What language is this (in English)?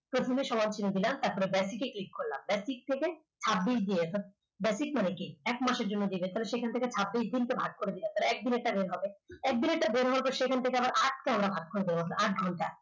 Bangla